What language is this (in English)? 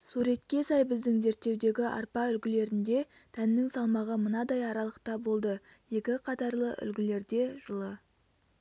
Kazakh